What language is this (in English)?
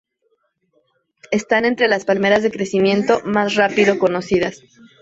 Spanish